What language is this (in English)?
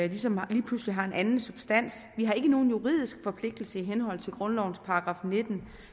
Danish